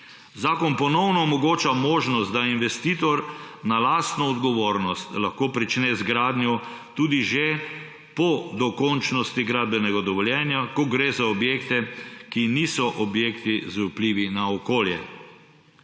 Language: Slovenian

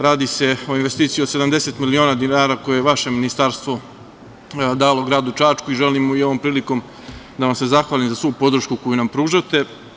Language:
Serbian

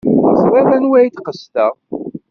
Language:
Kabyle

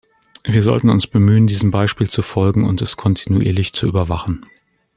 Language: German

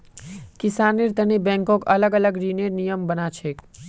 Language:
Magahi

